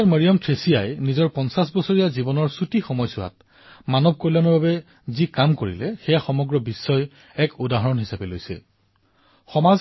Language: Assamese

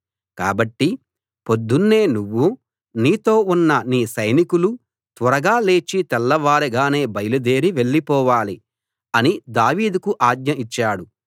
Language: Telugu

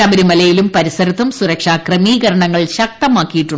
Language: Malayalam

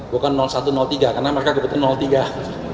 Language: Indonesian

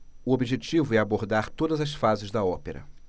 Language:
Portuguese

